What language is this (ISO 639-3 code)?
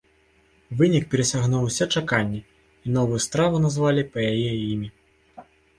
bel